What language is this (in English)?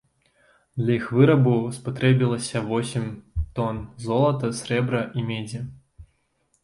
Belarusian